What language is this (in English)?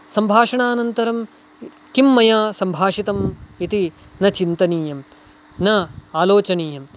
Sanskrit